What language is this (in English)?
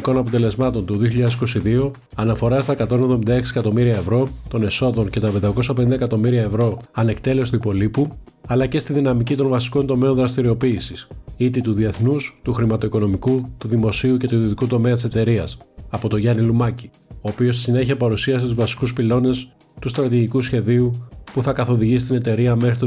Greek